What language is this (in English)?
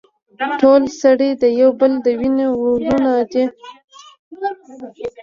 Pashto